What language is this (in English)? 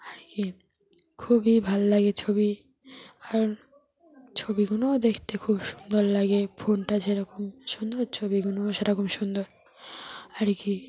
Bangla